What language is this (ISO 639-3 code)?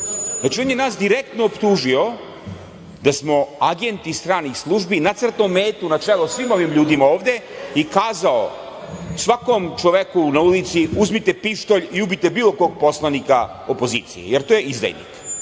srp